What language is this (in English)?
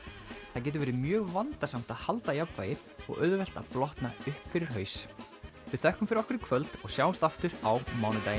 Icelandic